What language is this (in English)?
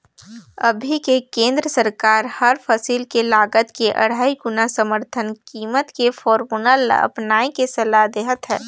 Chhattisgarhi